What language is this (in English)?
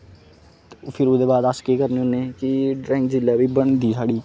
Dogri